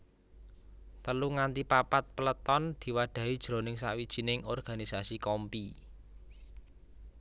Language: Javanese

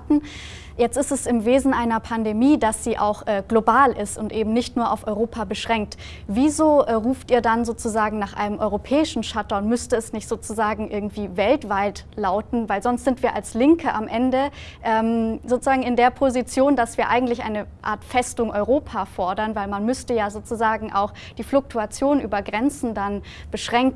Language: German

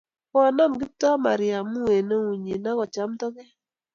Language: Kalenjin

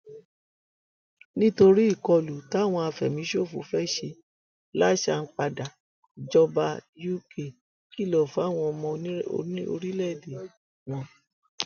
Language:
Yoruba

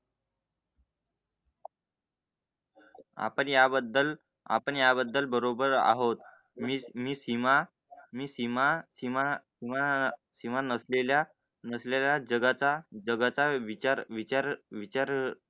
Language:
Marathi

